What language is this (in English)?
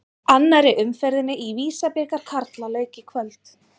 Icelandic